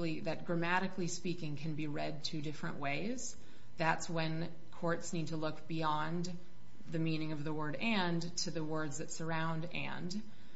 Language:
English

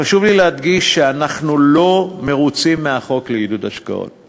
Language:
Hebrew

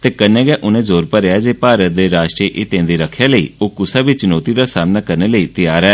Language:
Dogri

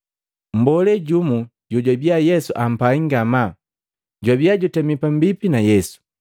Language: Matengo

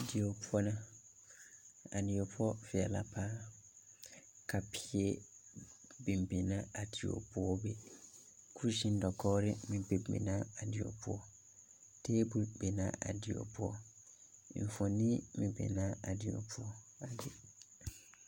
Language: Southern Dagaare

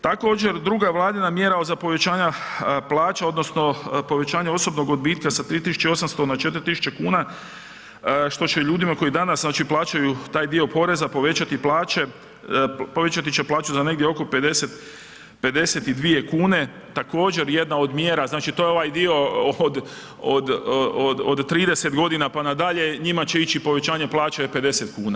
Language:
Croatian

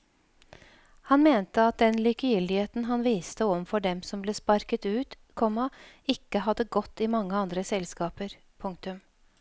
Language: Norwegian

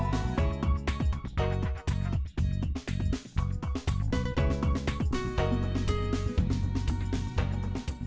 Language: Vietnamese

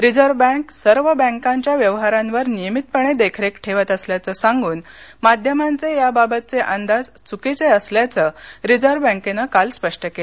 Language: Marathi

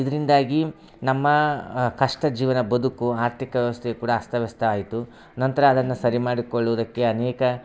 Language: Kannada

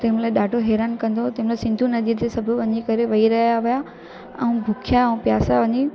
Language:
Sindhi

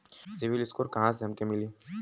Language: Bhojpuri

